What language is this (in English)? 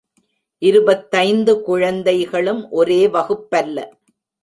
Tamil